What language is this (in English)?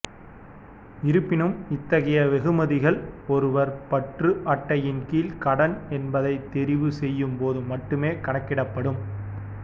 Tamil